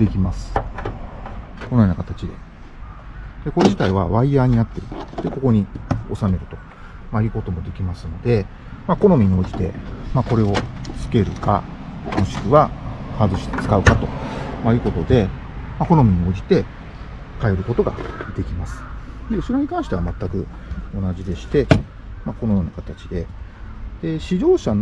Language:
Japanese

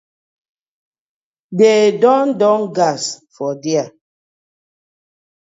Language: Nigerian Pidgin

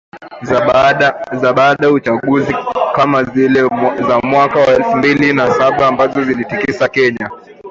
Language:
Swahili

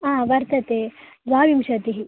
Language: Sanskrit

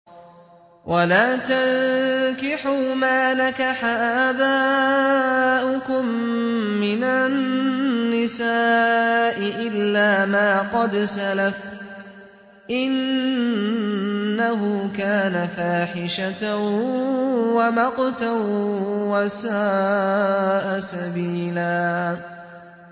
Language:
Arabic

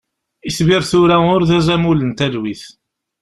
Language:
Kabyle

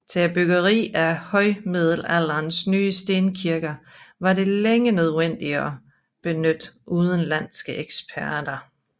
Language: Danish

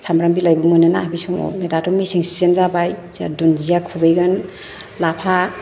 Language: Bodo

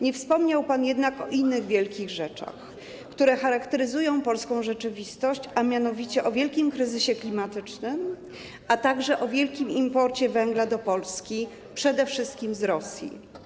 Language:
Polish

